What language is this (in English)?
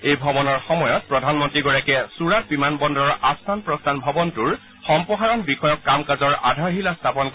Assamese